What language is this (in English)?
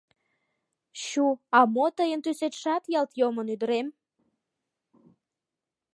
Mari